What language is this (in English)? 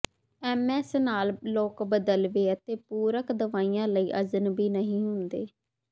Punjabi